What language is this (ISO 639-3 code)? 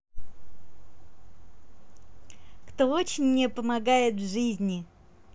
rus